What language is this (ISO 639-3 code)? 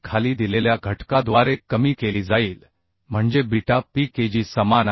mar